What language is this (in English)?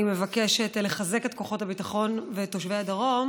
Hebrew